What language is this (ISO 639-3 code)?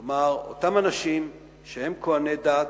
heb